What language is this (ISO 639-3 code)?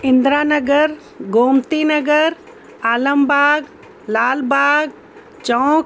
snd